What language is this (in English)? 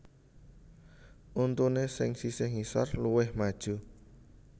Javanese